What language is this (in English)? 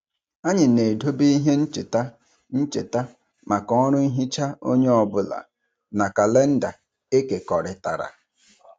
Igbo